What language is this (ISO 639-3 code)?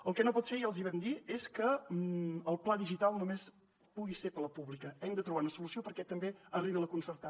cat